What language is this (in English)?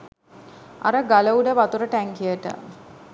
Sinhala